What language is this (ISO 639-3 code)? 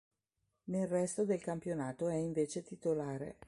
ita